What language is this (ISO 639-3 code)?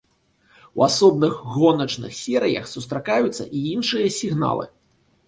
bel